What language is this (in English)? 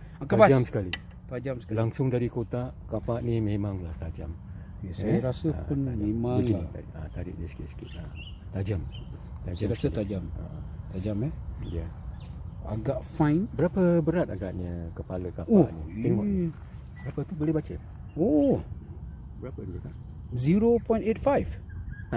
Malay